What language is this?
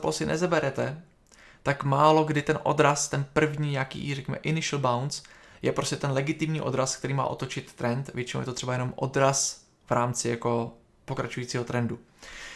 Czech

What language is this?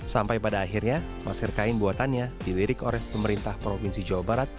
Indonesian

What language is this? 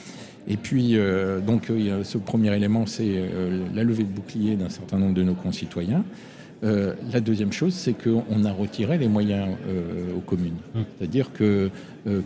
French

